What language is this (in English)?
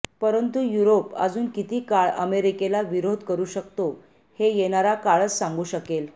Marathi